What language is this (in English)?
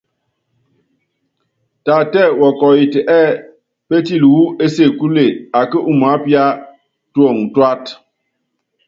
Yangben